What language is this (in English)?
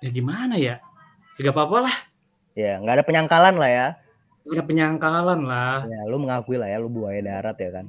Indonesian